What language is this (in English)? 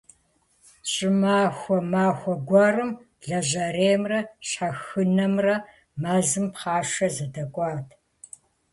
Kabardian